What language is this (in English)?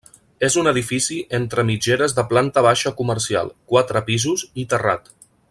Catalan